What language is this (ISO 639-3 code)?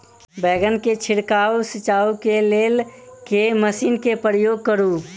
mai